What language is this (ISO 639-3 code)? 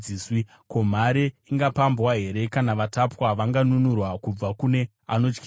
sna